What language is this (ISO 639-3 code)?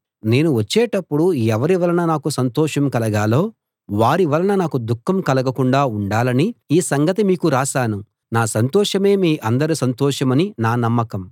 tel